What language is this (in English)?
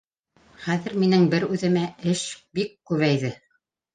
Bashkir